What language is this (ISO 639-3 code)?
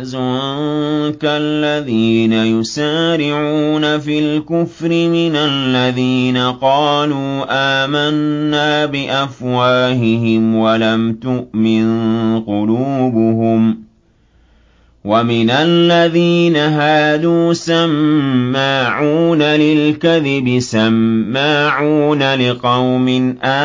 ara